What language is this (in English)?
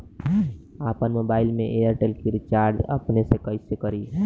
Bhojpuri